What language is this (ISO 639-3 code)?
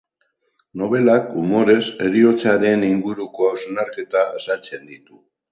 eus